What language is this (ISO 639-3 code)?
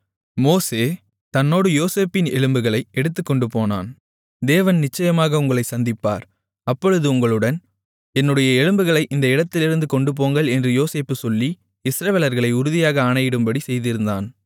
tam